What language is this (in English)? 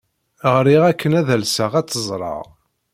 Kabyle